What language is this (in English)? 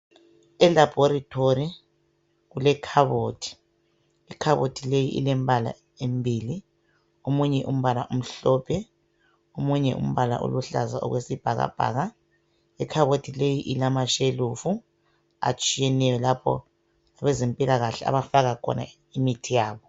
North Ndebele